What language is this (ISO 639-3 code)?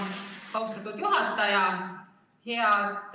est